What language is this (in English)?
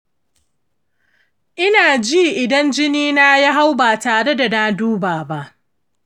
Hausa